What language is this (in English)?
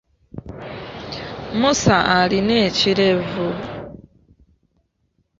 Ganda